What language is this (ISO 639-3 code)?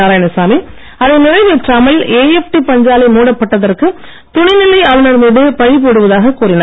tam